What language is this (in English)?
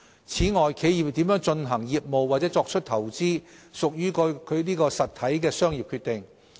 Cantonese